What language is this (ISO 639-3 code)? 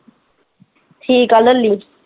pan